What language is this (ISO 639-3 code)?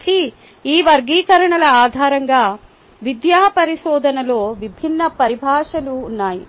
tel